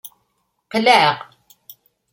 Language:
Kabyle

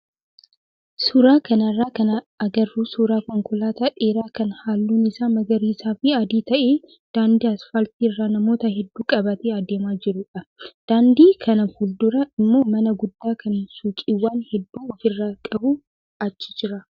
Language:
Oromo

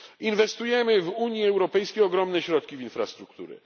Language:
Polish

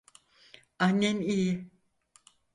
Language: Turkish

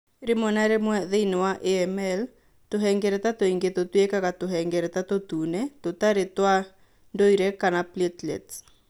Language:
Kikuyu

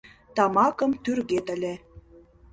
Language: Mari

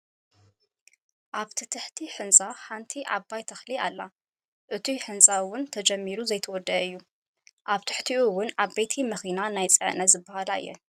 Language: Tigrinya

